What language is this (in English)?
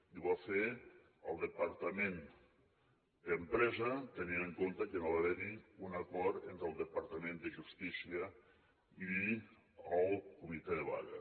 Catalan